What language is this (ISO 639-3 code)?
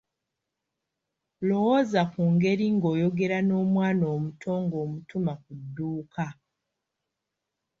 lug